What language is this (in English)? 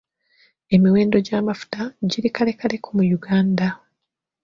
Ganda